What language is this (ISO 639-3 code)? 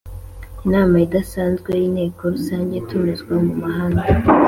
kin